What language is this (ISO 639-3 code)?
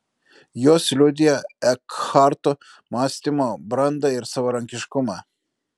lit